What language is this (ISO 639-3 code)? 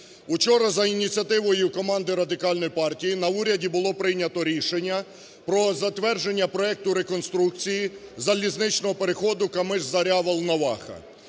ukr